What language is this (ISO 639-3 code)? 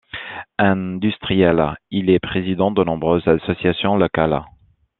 fra